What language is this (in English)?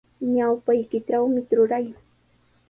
Sihuas Ancash Quechua